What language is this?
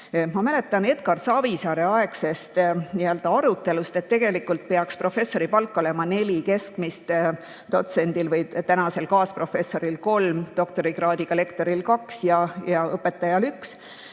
Estonian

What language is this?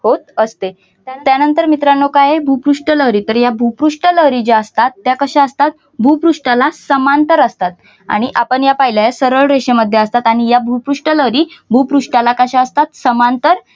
Marathi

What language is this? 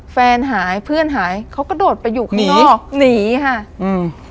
Thai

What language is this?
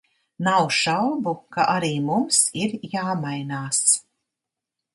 Latvian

